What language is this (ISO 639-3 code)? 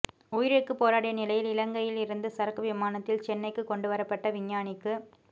tam